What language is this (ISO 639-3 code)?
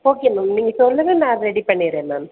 tam